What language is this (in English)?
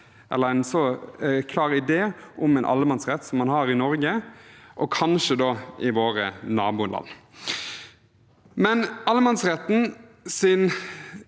Norwegian